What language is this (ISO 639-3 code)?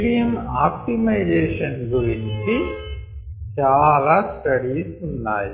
tel